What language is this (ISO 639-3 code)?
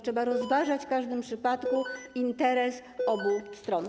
pol